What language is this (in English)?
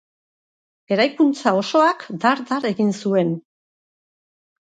Basque